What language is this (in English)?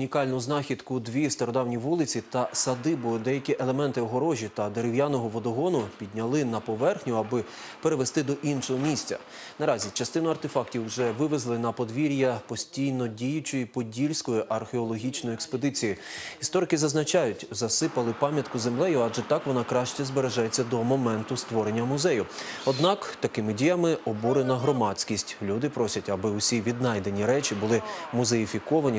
Ukrainian